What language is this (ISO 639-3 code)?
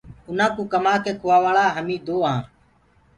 ggg